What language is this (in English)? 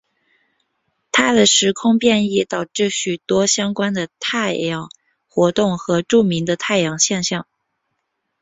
Chinese